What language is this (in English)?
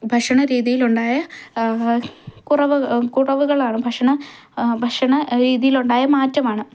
Malayalam